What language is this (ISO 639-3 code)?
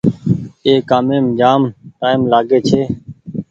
gig